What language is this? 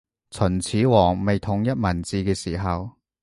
Cantonese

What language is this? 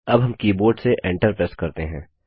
Hindi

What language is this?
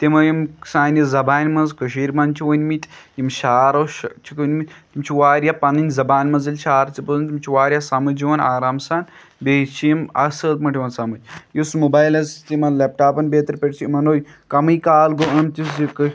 Kashmiri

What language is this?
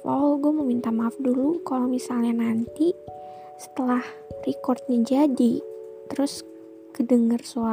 Indonesian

